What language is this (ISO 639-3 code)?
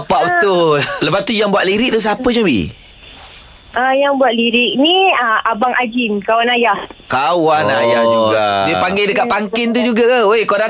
msa